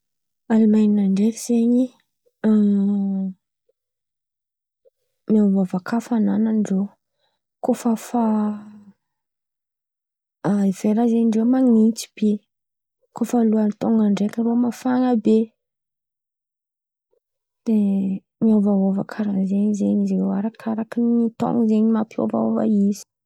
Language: Antankarana Malagasy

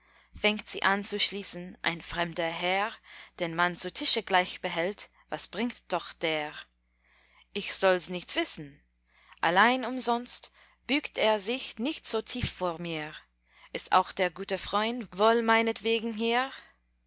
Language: German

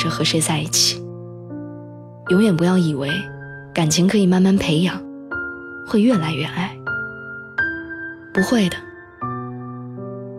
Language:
Chinese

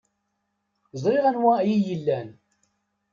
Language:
Kabyle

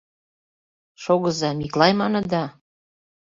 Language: Mari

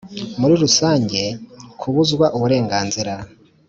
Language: Kinyarwanda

